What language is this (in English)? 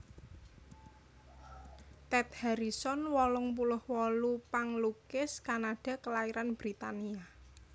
Javanese